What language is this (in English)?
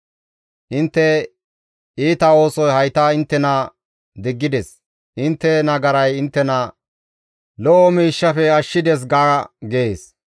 Gamo